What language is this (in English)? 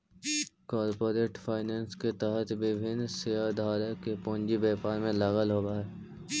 Magahi